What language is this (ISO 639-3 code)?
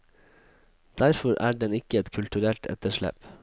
nor